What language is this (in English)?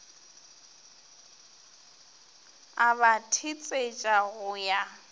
Northern Sotho